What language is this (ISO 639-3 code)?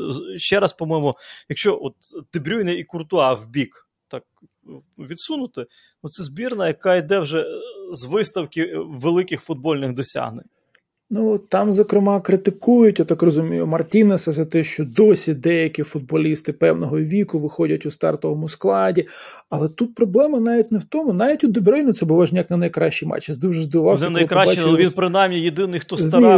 ukr